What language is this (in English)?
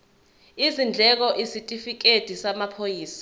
Zulu